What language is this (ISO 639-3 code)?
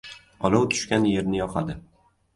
uzb